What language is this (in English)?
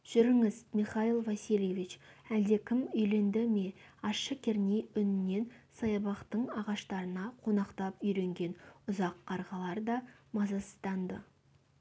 Kazakh